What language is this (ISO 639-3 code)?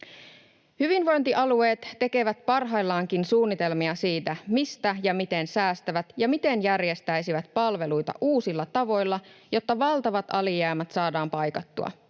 fin